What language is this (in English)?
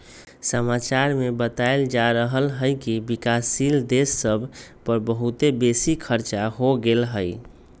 Magahi